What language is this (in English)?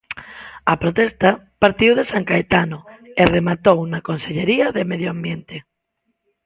Galician